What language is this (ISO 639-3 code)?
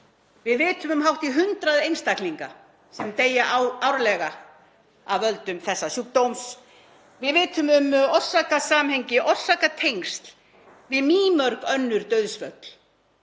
isl